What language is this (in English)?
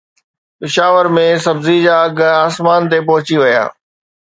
Sindhi